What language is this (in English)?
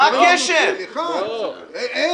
Hebrew